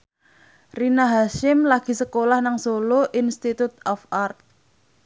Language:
Javanese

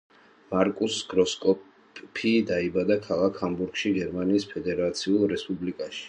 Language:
Georgian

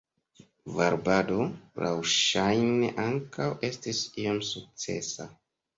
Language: Esperanto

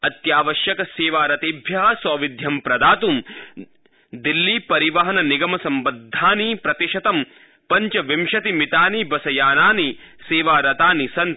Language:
Sanskrit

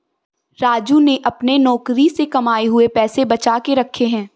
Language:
Hindi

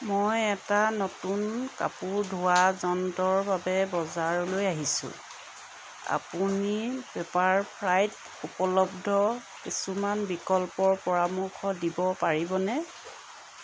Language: Assamese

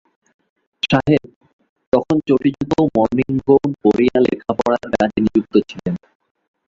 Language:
Bangla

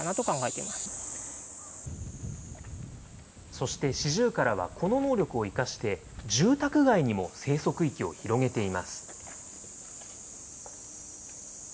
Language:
Japanese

